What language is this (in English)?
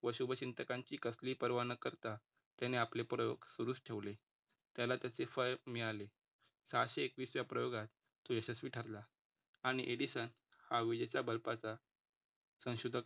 Marathi